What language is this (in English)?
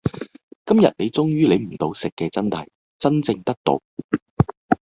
Cantonese